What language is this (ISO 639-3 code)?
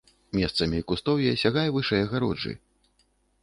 bel